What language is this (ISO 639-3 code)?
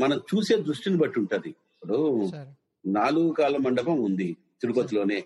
tel